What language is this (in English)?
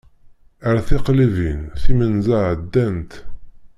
Kabyle